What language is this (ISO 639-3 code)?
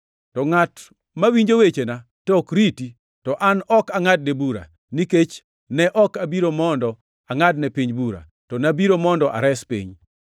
luo